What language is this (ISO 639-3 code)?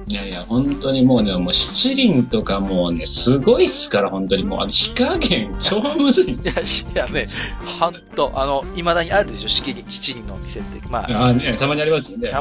jpn